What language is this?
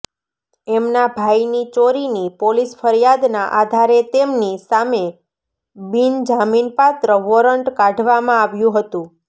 Gujarati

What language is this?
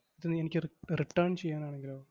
Malayalam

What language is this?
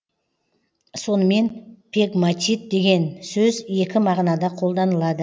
Kazakh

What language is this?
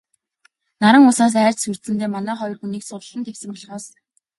Mongolian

